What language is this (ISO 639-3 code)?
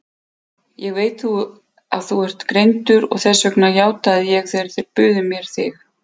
isl